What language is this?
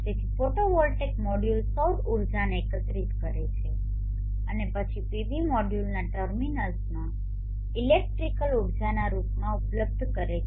Gujarati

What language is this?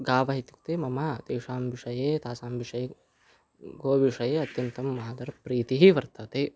Sanskrit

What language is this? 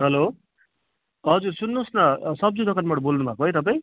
Nepali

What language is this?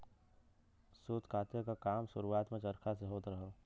Bhojpuri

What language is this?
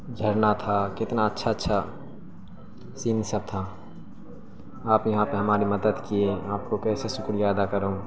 Urdu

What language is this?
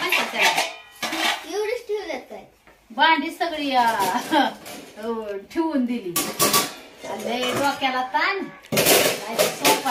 Romanian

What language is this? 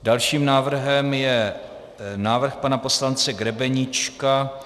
Czech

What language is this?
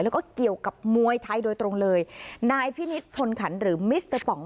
Thai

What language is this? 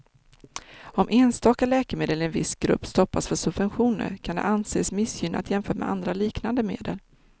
Swedish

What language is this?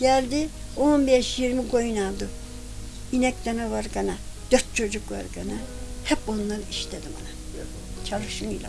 Turkish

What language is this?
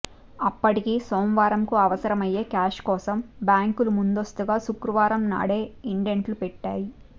Telugu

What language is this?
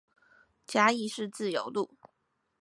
Chinese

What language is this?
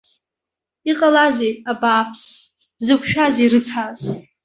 Abkhazian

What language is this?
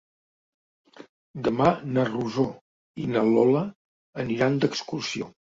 Catalan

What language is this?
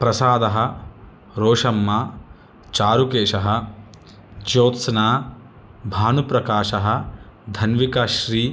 Sanskrit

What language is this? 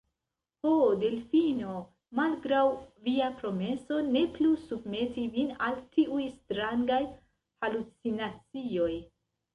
Esperanto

